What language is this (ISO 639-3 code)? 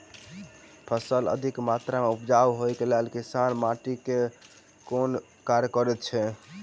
mai